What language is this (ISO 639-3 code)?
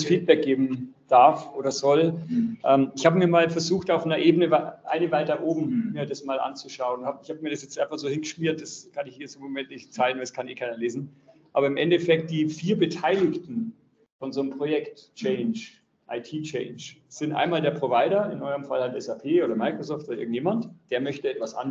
deu